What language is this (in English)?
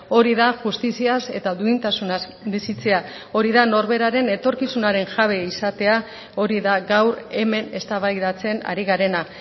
Basque